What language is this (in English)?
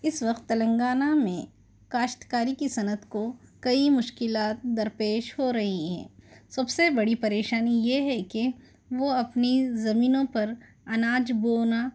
Urdu